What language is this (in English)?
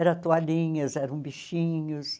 Portuguese